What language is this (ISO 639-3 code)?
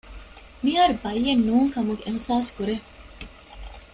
div